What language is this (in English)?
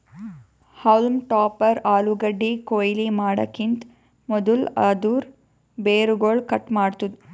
Kannada